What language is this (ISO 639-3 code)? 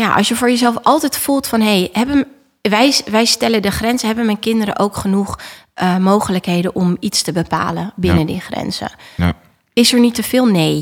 nld